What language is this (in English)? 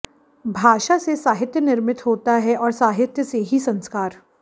Hindi